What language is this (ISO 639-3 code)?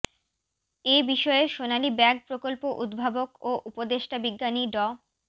ben